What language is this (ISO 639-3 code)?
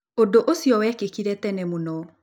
kik